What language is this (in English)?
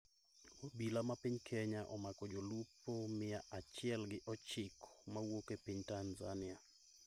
Luo (Kenya and Tanzania)